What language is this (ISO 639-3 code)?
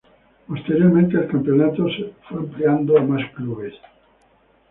spa